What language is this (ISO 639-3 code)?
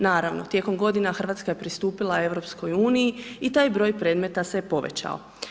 hrv